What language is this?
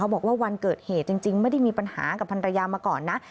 Thai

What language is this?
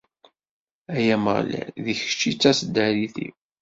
Kabyle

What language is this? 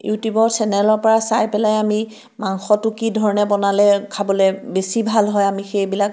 Assamese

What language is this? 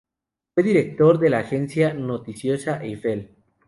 Spanish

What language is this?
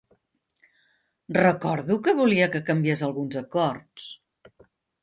Catalan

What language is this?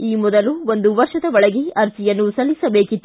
Kannada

